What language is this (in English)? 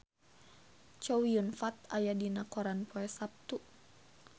Sundanese